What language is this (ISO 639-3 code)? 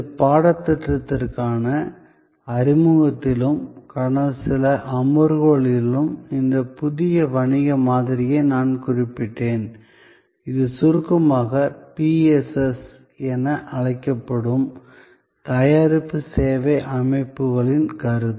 tam